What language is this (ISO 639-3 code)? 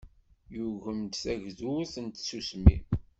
kab